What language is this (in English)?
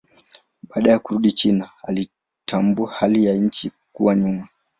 Swahili